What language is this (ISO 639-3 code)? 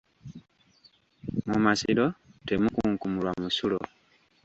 lug